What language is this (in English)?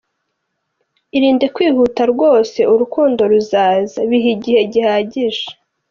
Kinyarwanda